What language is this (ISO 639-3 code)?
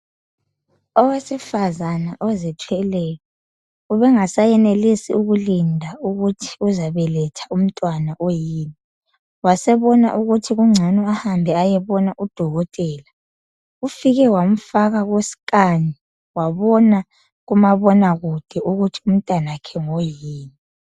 nde